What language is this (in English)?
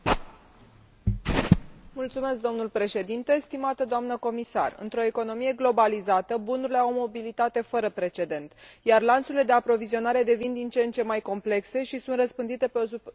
Romanian